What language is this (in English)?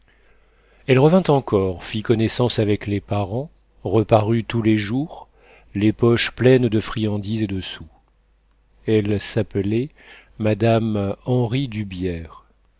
French